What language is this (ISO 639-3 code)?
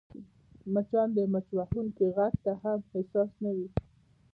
pus